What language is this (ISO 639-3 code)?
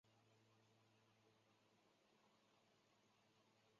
zho